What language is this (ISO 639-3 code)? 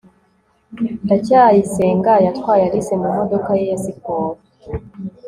kin